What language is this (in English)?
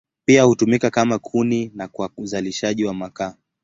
Swahili